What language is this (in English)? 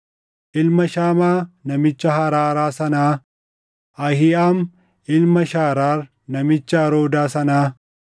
Oromo